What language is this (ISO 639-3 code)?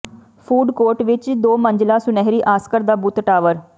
pan